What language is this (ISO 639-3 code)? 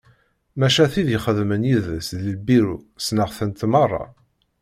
kab